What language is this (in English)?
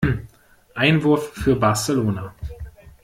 German